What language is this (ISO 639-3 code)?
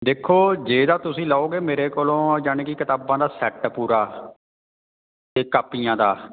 pan